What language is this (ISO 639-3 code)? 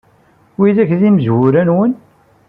kab